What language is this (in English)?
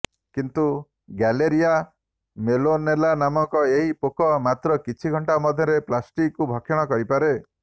Odia